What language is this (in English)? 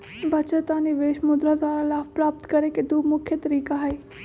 Magahi